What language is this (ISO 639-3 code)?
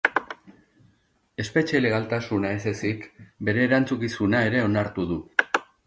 eus